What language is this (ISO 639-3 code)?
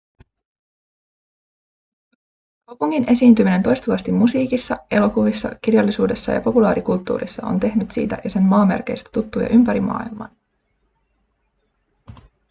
fin